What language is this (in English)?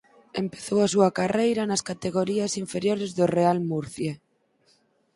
Galician